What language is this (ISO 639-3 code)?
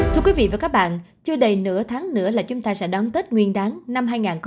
vie